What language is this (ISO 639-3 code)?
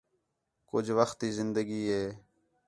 xhe